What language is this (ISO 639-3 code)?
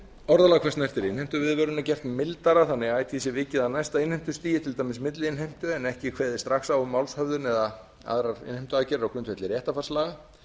isl